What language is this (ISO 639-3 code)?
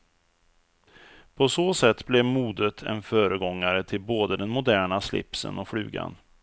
swe